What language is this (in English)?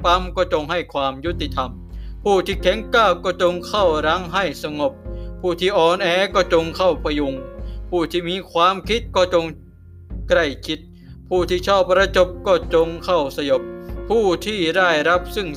Thai